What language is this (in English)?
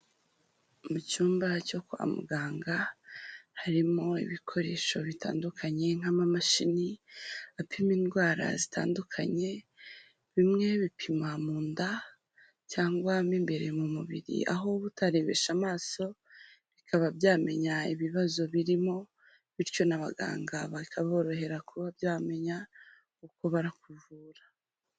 Kinyarwanda